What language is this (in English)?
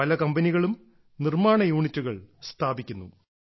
Malayalam